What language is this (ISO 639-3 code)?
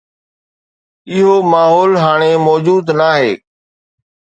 snd